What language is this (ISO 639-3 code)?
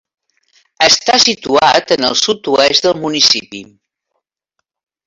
cat